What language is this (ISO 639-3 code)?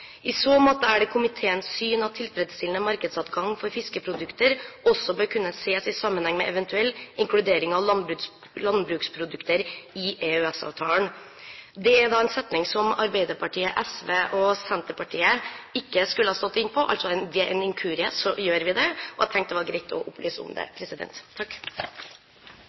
nob